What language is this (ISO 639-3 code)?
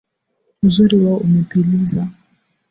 swa